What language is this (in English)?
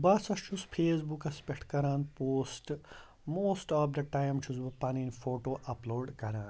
Kashmiri